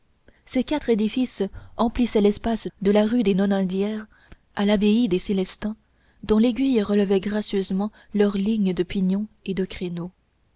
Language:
French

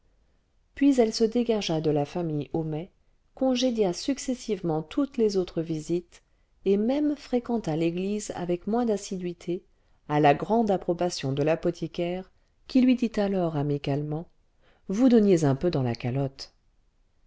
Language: French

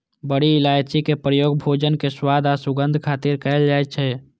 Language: Maithili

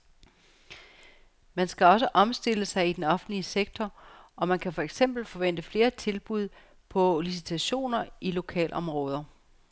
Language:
Danish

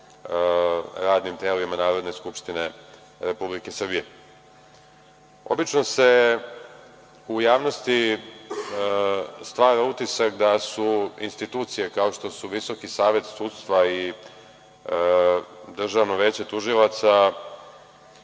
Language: Serbian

